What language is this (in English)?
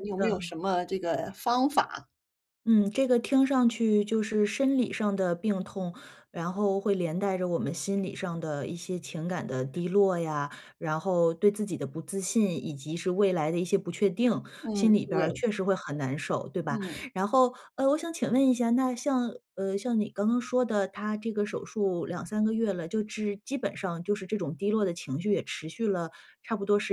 Chinese